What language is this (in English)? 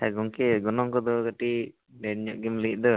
Santali